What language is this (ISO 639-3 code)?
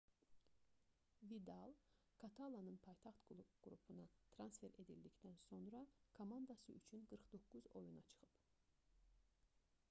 aze